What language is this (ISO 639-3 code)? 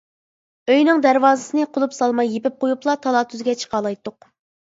uig